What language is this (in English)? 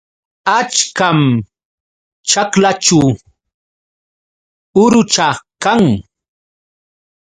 Yauyos Quechua